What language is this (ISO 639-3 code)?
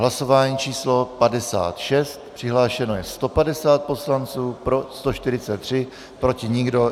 ces